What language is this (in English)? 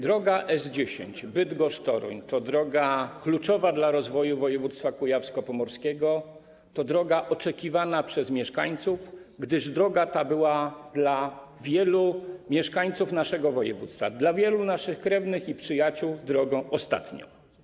Polish